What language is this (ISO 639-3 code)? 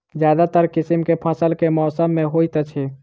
mai